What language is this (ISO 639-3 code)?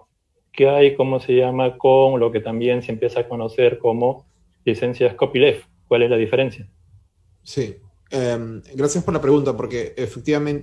spa